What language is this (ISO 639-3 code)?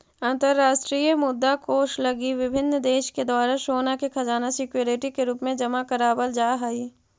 mag